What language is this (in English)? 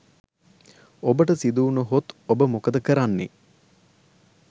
Sinhala